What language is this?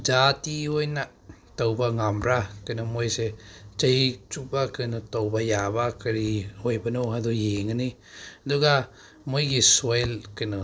Manipuri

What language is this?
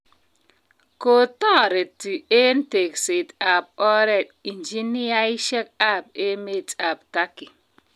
Kalenjin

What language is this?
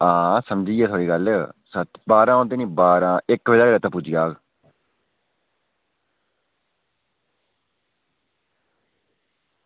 Dogri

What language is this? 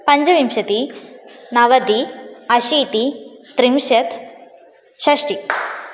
Sanskrit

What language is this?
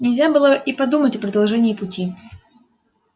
Russian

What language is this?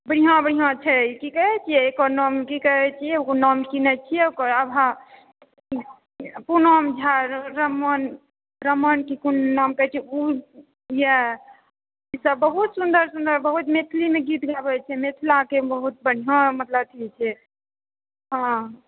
Maithili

